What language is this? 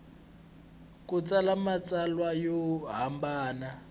Tsonga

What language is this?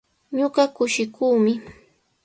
Sihuas Ancash Quechua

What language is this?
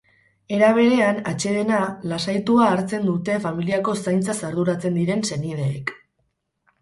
Basque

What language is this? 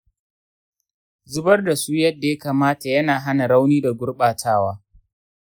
Hausa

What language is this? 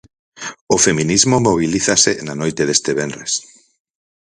Galician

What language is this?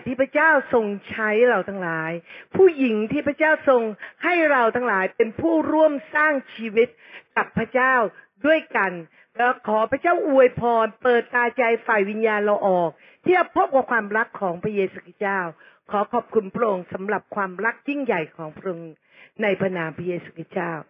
Thai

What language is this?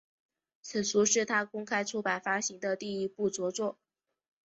Chinese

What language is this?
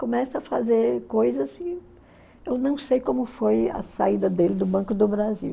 Portuguese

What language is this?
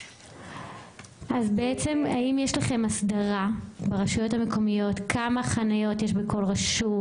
Hebrew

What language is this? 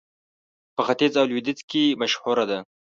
Pashto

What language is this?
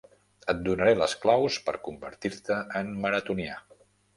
Catalan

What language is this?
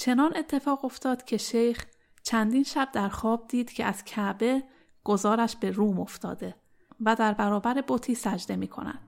Persian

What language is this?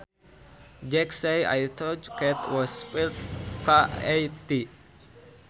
Sundanese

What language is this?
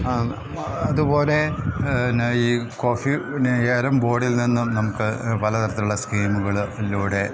Malayalam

